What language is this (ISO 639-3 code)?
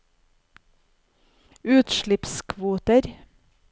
nor